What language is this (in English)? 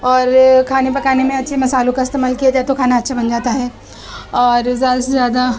Urdu